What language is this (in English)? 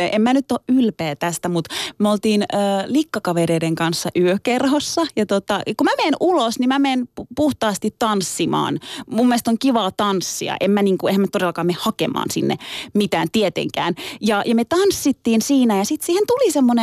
Finnish